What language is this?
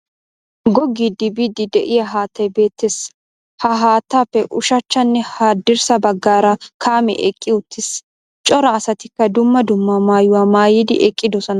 Wolaytta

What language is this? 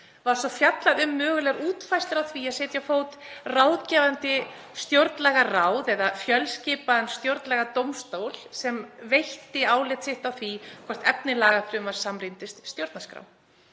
Icelandic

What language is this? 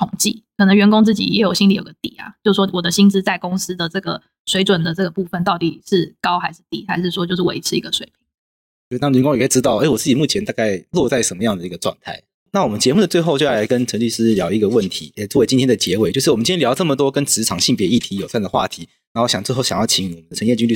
Chinese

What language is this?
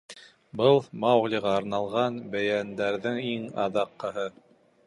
Bashkir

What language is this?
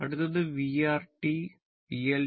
Malayalam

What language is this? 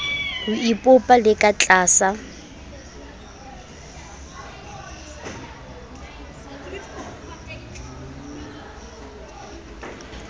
Southern Sotho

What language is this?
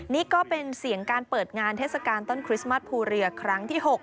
Thai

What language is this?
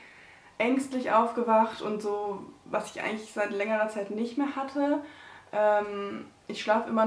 German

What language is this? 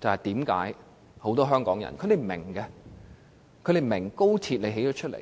Cantonese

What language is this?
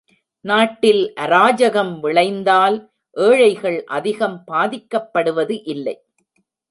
Tamil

